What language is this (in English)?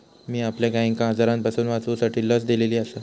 Marathi